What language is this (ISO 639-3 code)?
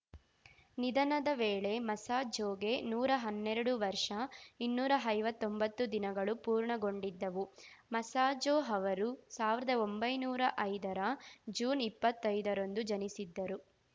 kan